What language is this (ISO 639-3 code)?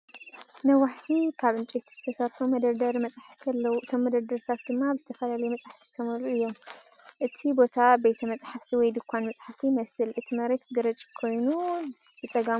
tir